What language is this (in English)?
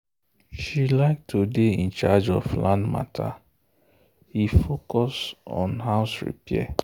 Nigerian Pidgin